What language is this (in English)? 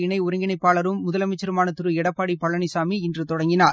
Tamil